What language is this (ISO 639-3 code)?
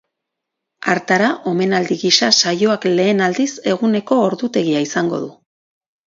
eus